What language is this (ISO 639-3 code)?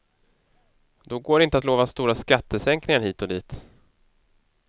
swe